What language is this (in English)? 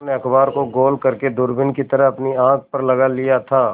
Hindi